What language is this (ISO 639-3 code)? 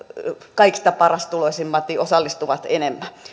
fin